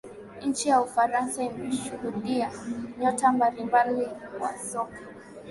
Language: Swahili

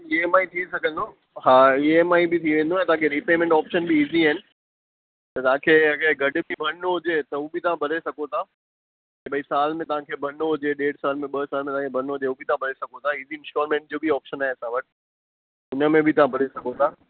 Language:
Sindhi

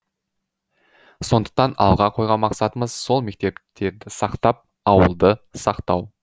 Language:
Kazakh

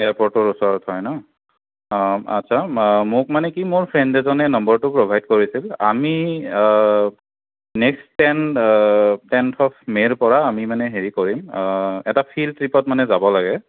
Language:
Assamese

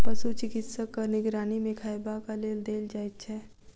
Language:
Maithili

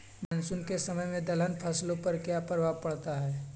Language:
Magahi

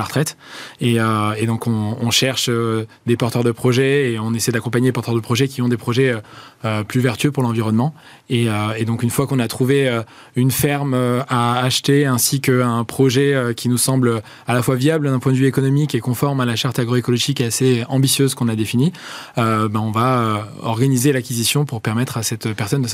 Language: French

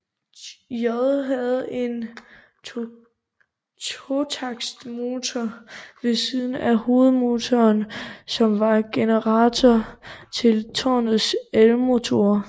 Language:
Danish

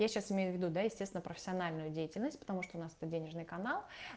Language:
Russian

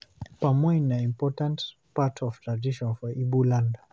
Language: Nigerian Pidgin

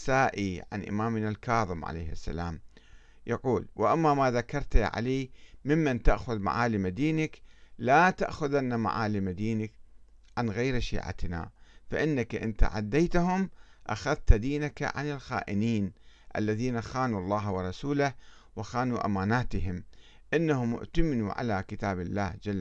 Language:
Arabic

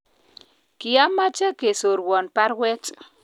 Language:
Kalenjin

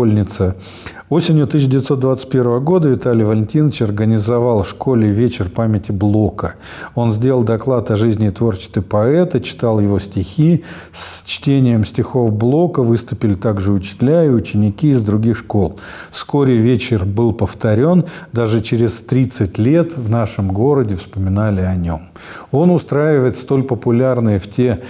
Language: Russian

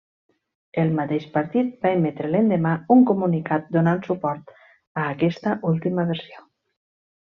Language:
Catalan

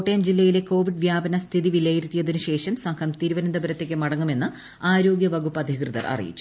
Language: Malayalam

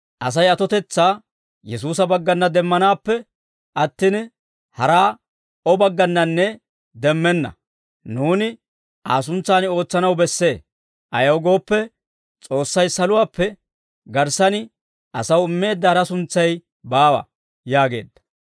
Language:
Dawro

